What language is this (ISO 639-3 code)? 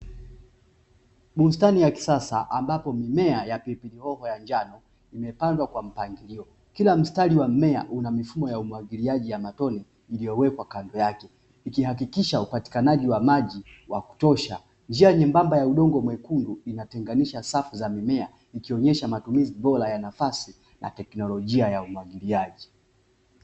swa